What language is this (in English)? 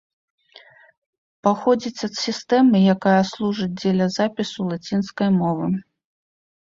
Belarusian